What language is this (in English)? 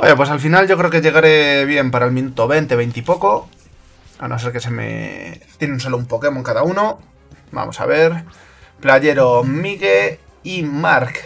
Spanish